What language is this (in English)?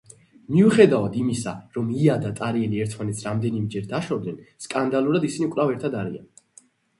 Georgian